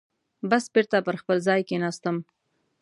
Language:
Pashto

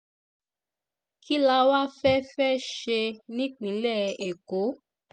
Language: Yoruba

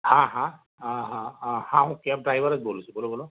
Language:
Gujarati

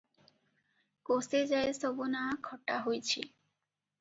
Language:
Odia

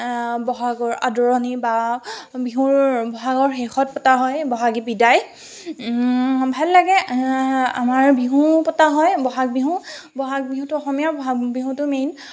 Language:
Assamese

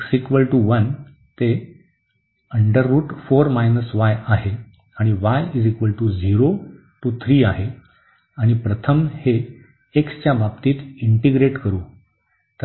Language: Marathi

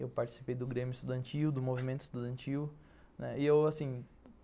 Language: Portuguese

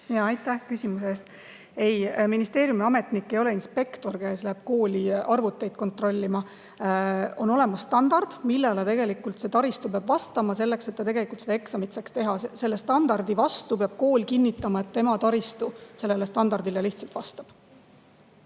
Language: Estonian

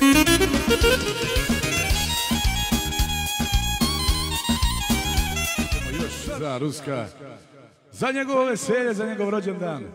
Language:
Romanian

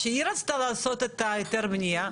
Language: Hebrew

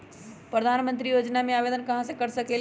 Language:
Magahi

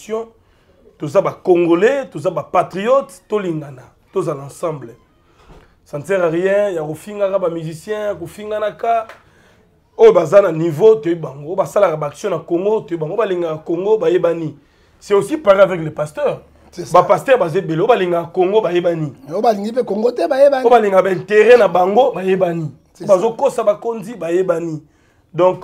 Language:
French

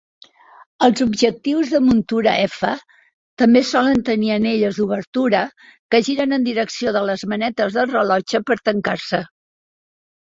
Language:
Catalan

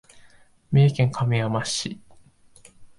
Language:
Japanese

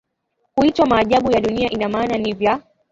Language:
Swahili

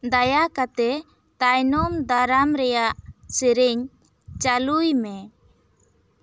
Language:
Santali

